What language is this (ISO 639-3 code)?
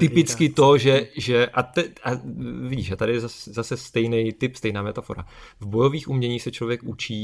ces